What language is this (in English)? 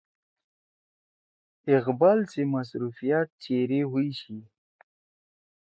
Torwali